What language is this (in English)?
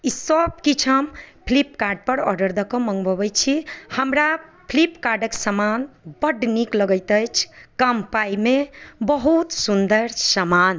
Maithili